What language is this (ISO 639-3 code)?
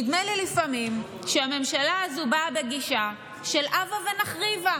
heb